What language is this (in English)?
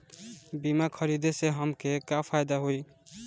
Bhojpuri